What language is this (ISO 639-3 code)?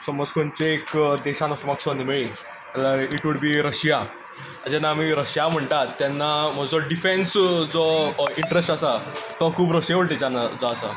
kok